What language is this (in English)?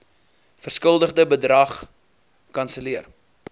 Afrikaans